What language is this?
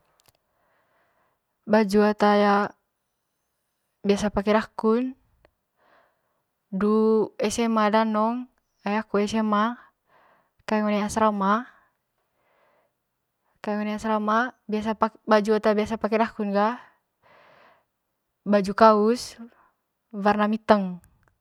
Manggarai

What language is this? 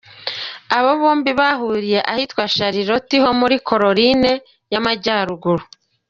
Kinyarwanda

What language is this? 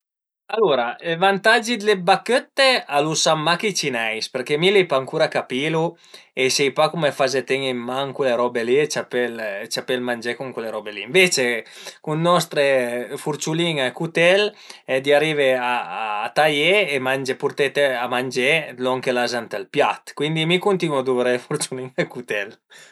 Piedmontese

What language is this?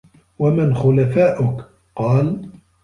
Arabic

